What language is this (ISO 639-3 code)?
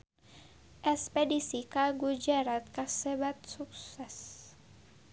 sun